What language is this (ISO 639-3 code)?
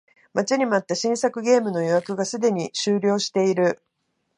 jpn